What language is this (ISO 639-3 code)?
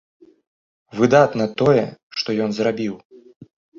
bel